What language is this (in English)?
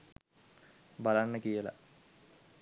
Sinhala